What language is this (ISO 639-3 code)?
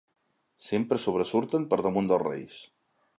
cat